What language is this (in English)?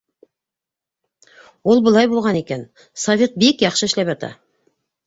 Bashkir